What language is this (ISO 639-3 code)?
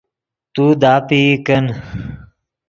ydg